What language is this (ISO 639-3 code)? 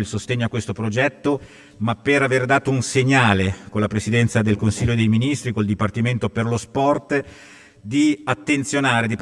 ita